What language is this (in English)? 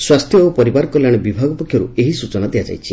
Odia